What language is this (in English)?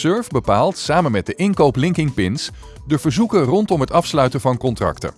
Dutch